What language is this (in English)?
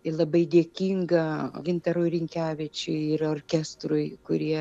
Lithuanian